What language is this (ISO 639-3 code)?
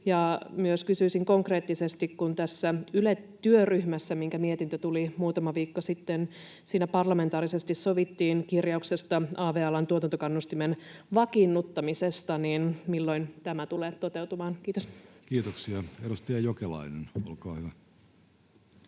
fin